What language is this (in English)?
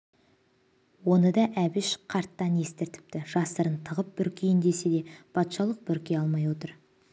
Kazakh